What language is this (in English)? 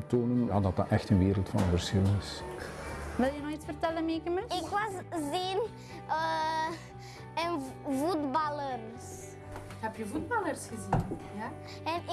Dutch